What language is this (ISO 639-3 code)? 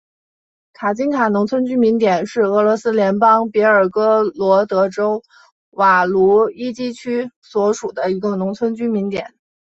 zho